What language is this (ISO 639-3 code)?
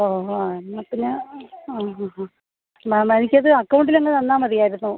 mal